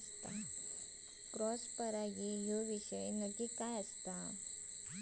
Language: Marathi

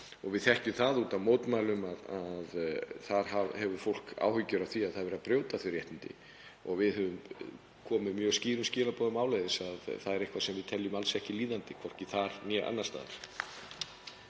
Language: Icelandic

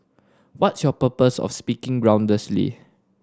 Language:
English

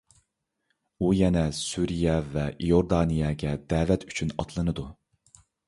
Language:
Uyghur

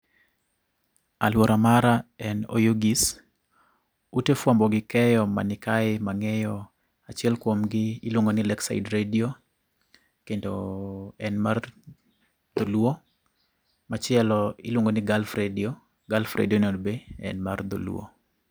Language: Luo (Kenya and Tanzania)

